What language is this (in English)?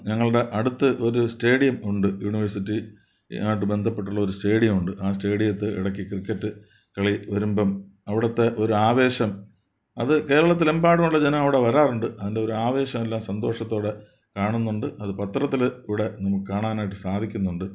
Malayalam